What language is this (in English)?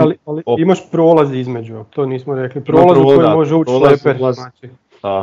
Croatian